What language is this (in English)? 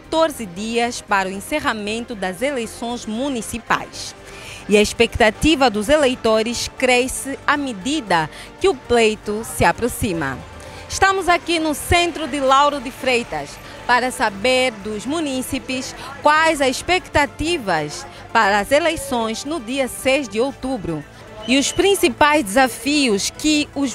Portuguese